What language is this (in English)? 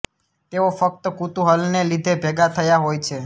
Gujarati